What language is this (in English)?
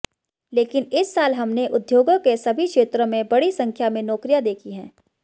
Hindi